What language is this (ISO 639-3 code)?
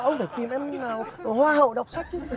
vie